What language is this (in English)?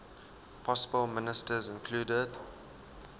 English